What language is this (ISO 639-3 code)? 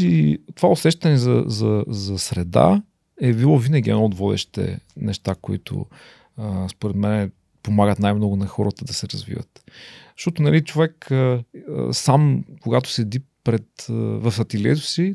bul